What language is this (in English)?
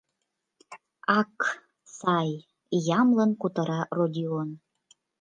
Mari